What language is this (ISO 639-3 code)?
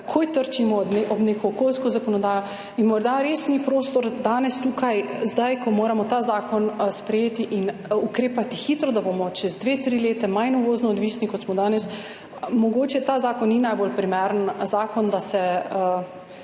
slv